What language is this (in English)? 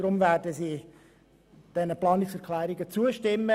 Swiss German